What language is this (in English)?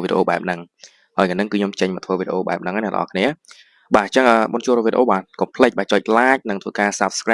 Vietnamese